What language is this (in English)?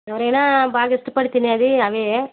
Telugu